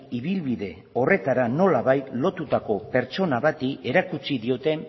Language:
Basque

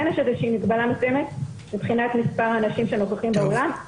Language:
Hebrew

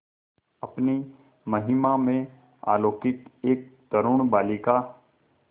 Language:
Hindi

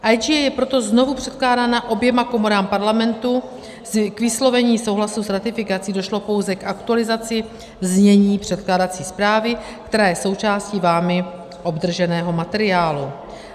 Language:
Czech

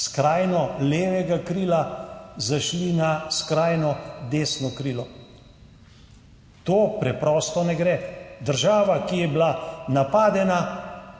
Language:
Slovenian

